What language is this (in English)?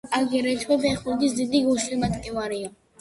Georgian